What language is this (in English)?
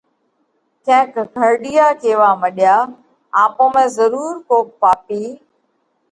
Parkari Koli